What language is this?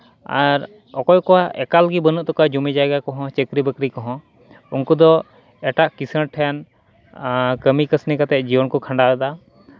Santali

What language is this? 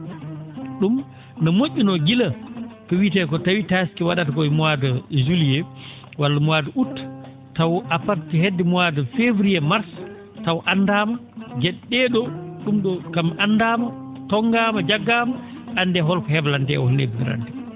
Fula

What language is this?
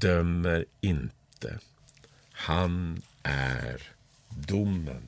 Swedish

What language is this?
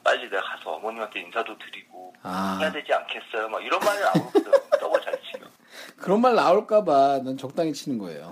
Korean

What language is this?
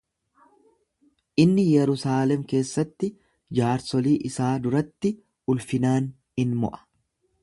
Oromo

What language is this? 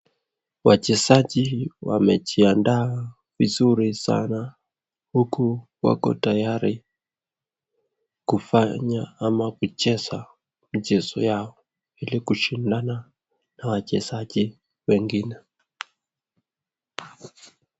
Swahili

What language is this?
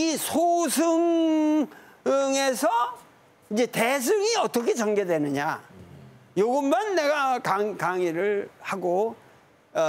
Korean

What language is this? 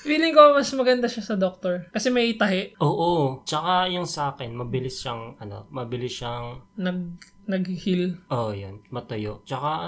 Filipino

